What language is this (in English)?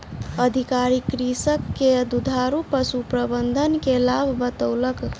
Maithili